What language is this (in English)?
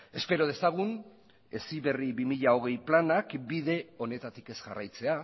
Basque